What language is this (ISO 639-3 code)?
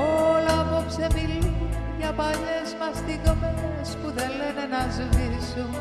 ell